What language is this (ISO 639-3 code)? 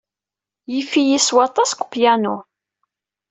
kab